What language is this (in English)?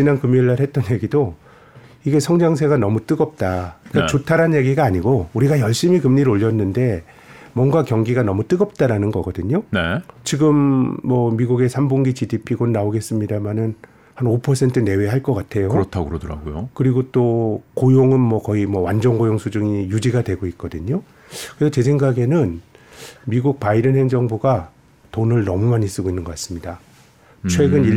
Korean